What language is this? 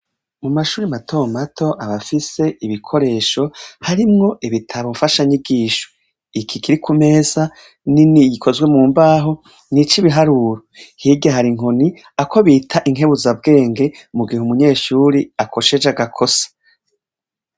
Rundi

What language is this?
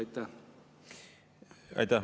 Estonian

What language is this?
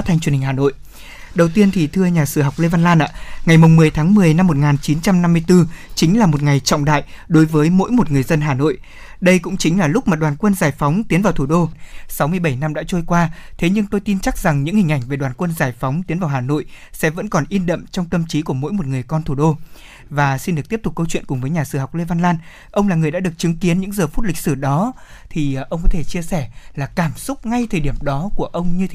Vietnamese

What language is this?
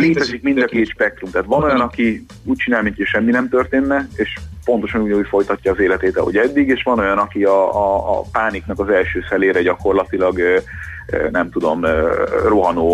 Hungarian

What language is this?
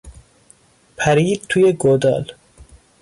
Persian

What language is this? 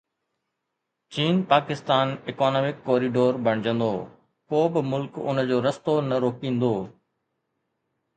Sindhi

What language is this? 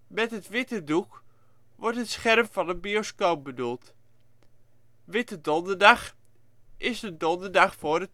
Dutch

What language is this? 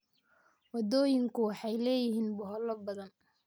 Somali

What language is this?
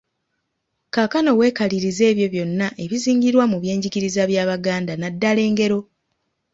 Ganda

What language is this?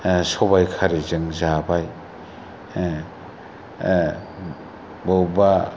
Bodo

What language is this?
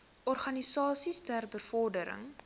Afrikaans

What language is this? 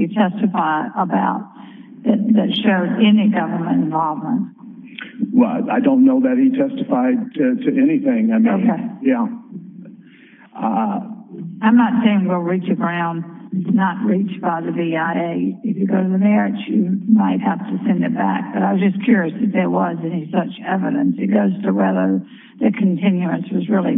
English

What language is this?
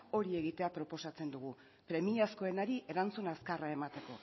Basque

